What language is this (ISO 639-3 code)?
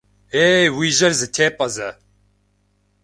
kbd